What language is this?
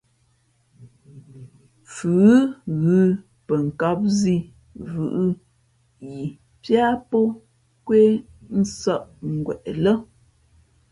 Fe'fe'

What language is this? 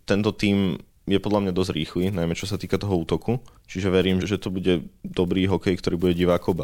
Slovak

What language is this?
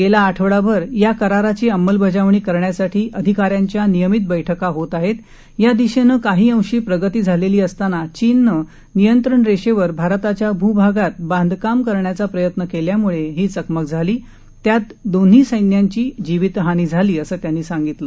Marathi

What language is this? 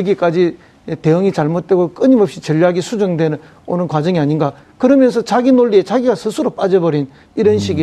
Korean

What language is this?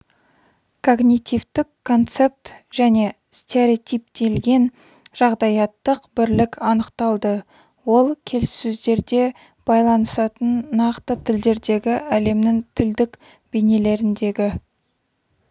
Kazakh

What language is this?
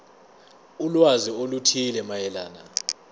Zulu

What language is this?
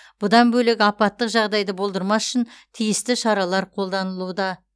Kazakh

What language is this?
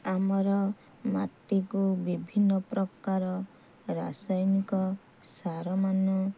Odia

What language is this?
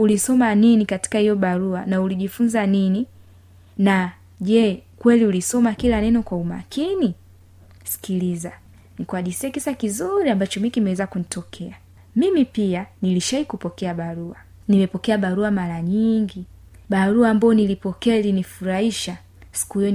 Swahili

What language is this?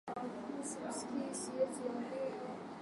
Swahili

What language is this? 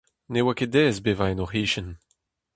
Breton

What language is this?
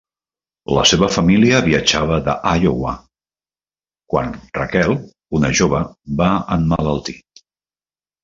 Catalan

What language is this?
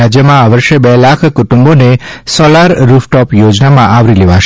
Gujarati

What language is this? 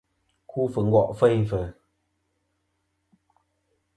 Kom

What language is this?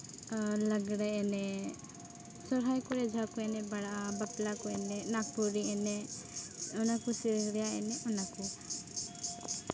Santali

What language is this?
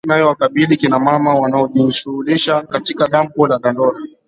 Swahili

